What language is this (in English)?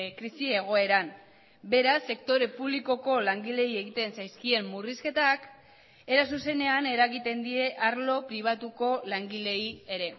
Basque